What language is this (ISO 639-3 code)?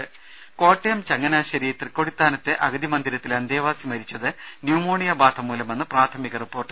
mal